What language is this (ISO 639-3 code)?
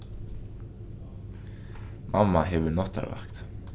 fao